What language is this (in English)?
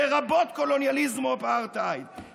Hebrew